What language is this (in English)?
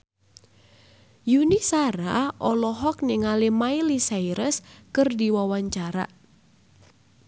Sundanese